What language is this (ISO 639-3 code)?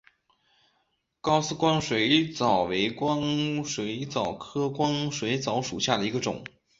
zho